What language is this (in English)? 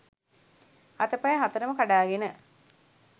Sinhala